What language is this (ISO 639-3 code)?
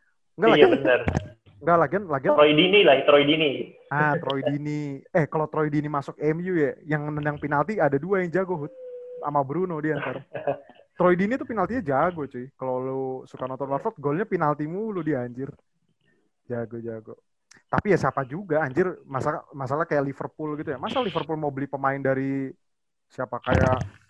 ind